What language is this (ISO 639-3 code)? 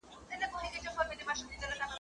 pus